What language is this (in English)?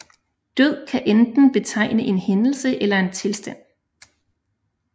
Danish